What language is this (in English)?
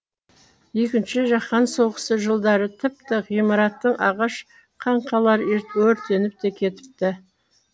Kazakh